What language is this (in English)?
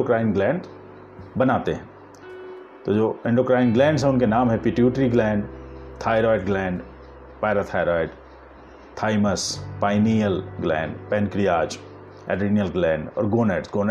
Hindi